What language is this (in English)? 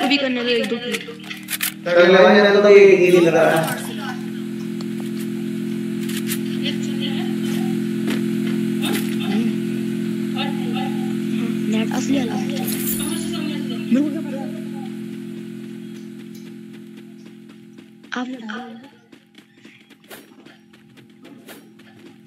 Hindi